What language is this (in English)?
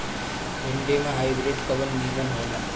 Bhojpuri